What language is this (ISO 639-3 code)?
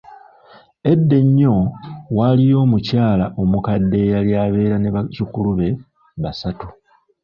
lug